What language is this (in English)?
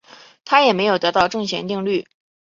Chinese